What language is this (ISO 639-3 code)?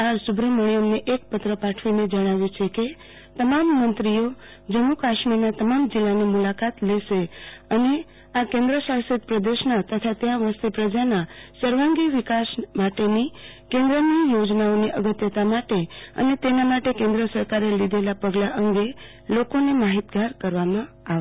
guj